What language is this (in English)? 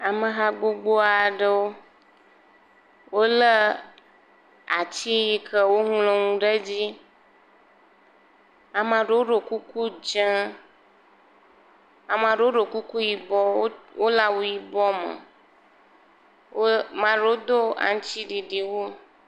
Ewe